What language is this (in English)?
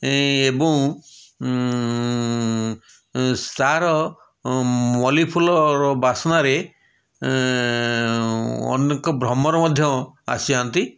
Odia